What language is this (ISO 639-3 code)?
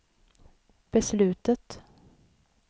swe